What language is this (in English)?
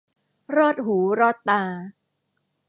Thai